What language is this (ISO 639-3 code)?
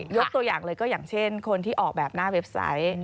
tha